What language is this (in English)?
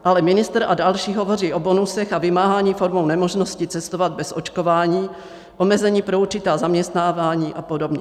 Czech